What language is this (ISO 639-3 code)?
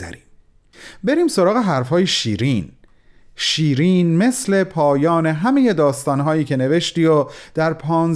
fas